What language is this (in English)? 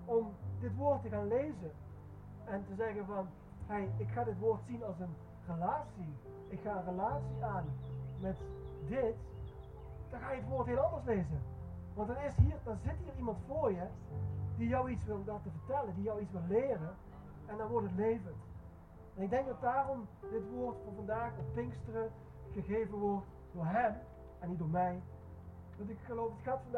Dutch